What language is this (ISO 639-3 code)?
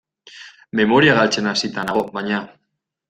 eus